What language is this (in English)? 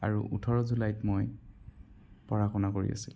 Assamese